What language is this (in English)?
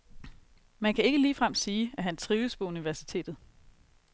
Danish